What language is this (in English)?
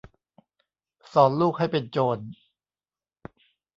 Thai